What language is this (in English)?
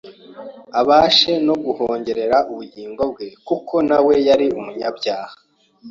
Kinyarwanda